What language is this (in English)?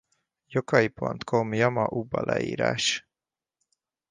Hungarian